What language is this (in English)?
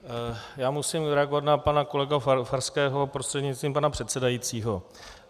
Czech